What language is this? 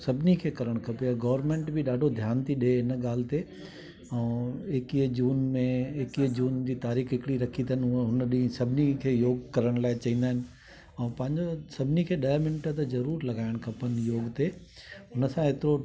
Sindhi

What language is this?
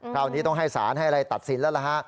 Thai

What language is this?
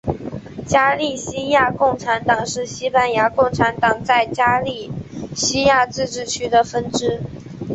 Chinese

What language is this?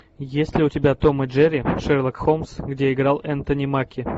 Russian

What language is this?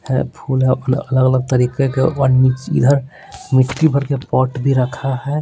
Hindi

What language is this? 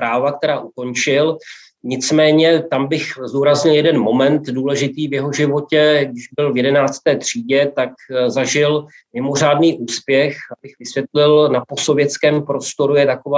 Czech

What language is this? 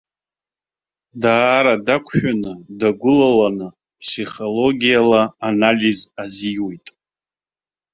Abkhazian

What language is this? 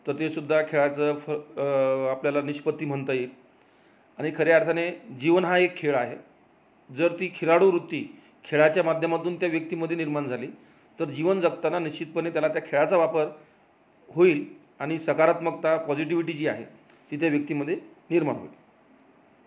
Marathi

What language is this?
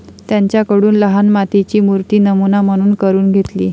Marathi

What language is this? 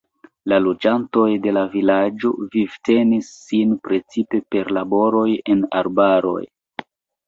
Esperanto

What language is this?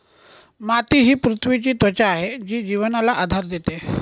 Marathi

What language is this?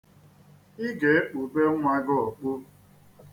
Igbo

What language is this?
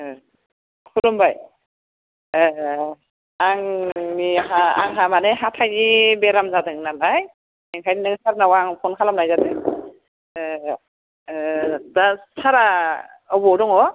Bodo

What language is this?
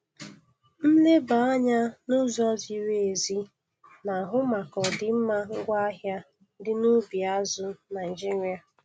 Igbo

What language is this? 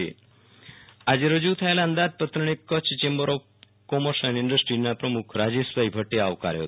Gujarati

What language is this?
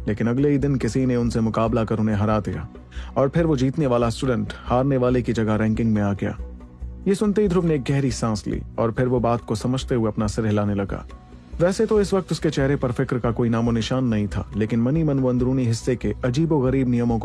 Hindi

